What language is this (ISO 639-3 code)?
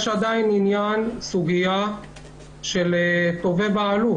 heb